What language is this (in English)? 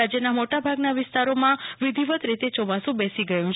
Gujarati